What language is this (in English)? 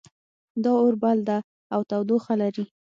Pashto